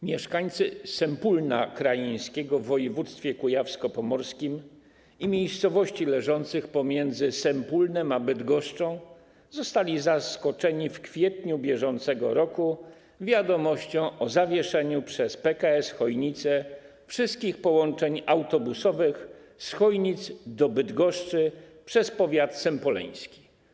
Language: Polish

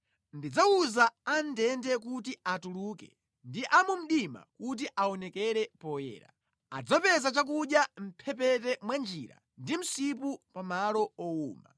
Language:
Nyanja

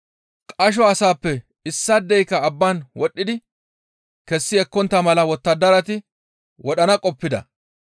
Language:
Gamo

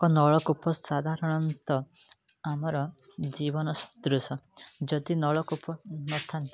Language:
Odia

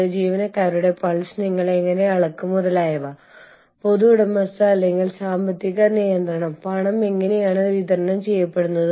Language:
Malayalam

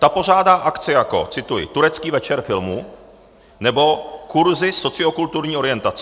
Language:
Czech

